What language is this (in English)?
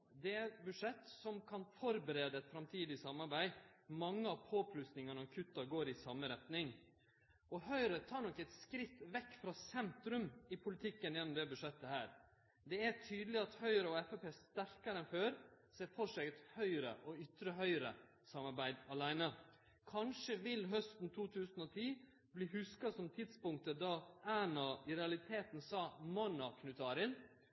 Norwegian Nynorsk